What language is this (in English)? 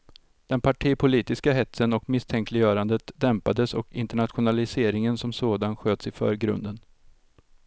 Swedish